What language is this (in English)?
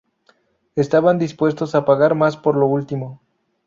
Spanish